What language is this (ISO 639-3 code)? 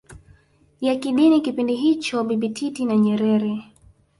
swa